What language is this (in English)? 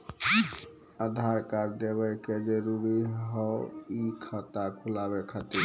Maithili